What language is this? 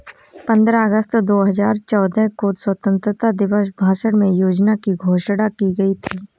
Hindi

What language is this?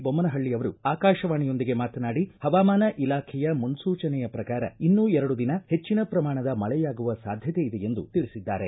Kannada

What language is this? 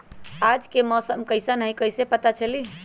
Magahi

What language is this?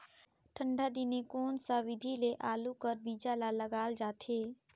Chhattisgarhi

